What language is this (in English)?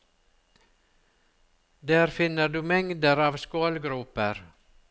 Norwegian